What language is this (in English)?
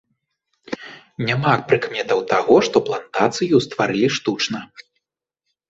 Belarusian